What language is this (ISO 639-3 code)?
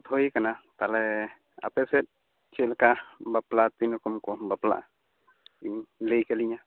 sat